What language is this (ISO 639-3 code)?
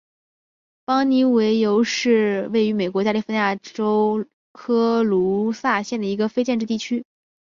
zho